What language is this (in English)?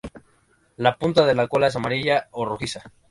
Spanish